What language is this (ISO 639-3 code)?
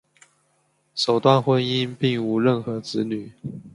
zho